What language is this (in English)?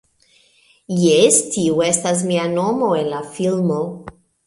Esperanto